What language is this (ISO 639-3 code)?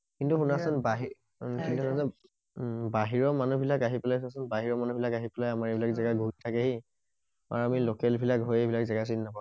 asm